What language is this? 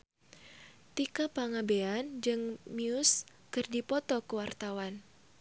Sundanese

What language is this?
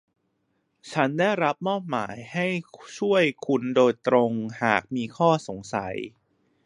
Thai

